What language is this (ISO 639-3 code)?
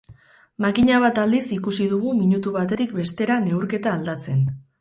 eus